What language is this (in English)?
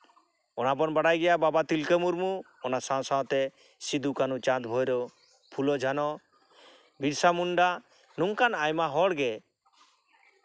Santali